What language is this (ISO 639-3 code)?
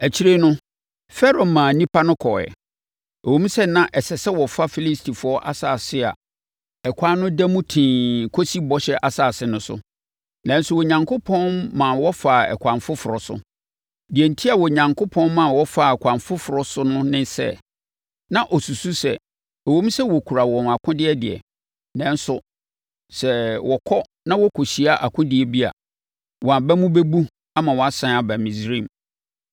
aka